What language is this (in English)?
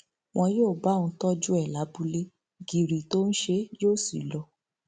Yoruba